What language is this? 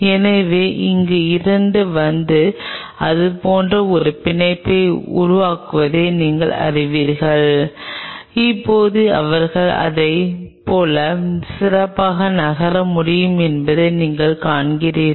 Tamil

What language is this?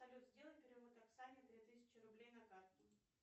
Russian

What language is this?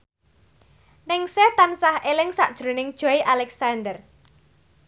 Javanese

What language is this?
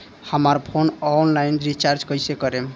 Bhojpuri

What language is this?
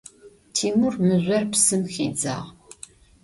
Adyghe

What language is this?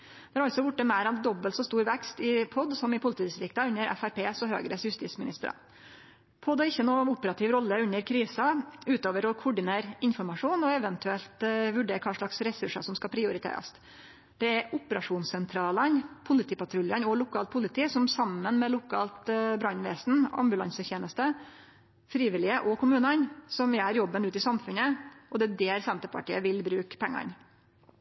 Norwegian Nynorsk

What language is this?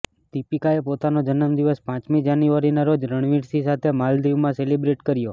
Gujarati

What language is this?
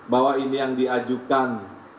Indonesian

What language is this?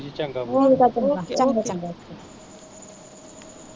Punjabi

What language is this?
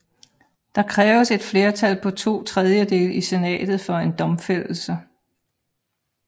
Danish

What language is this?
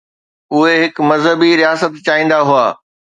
Sindhi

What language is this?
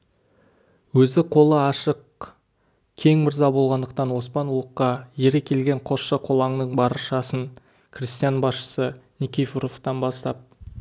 Kazakh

